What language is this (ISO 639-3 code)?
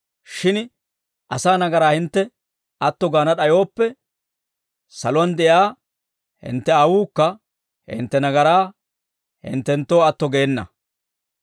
dwr